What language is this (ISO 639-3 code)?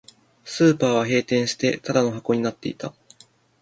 jpn